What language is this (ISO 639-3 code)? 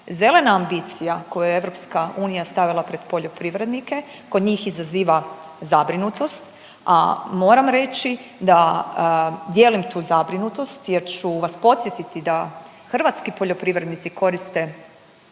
hrv